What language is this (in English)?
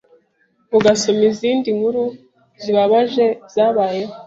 Kinyarwanda